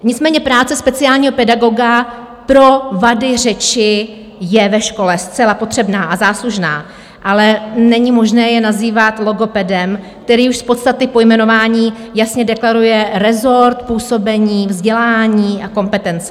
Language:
Czech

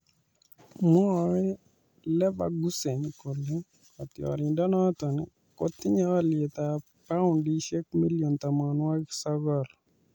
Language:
Kalenjin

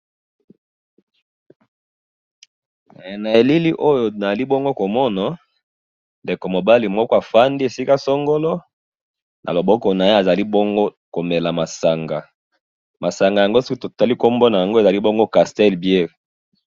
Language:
Lingala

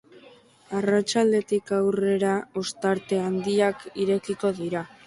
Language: Basque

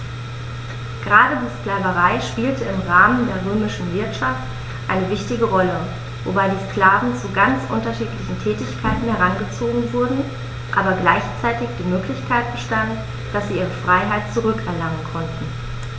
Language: German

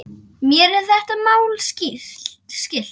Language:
Icelandic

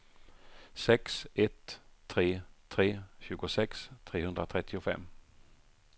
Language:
Swedish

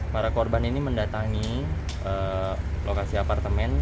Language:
Indonesian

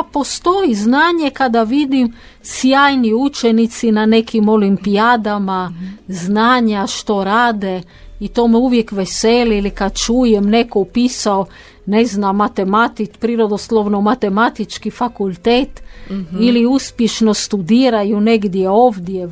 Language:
Croatian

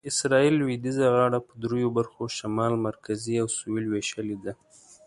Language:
Pashto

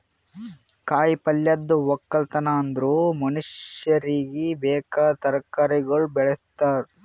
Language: Kannada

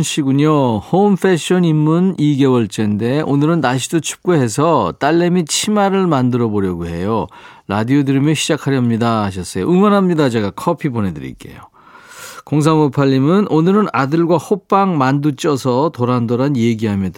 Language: Korean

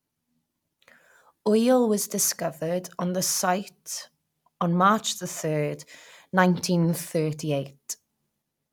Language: English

